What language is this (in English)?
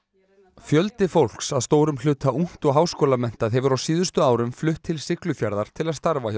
Icelandic